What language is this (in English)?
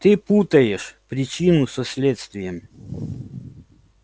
Russian